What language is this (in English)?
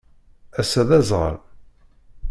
Kabyle